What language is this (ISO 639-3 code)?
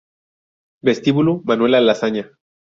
spa